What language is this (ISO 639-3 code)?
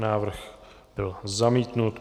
ces